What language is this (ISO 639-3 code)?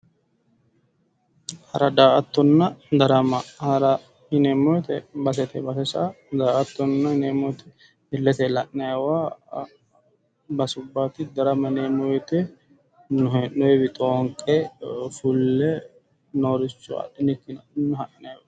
sid